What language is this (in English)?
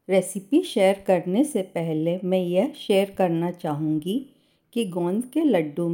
Hindi